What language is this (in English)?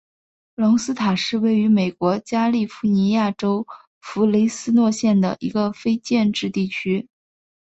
Chinese